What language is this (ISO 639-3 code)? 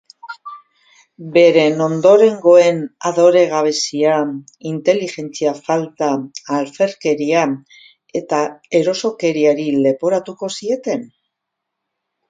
eus